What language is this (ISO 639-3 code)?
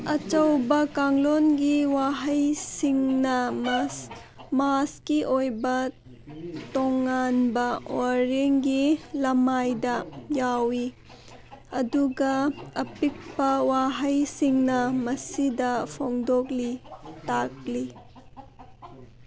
mni